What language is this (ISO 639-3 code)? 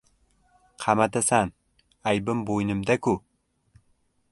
uzb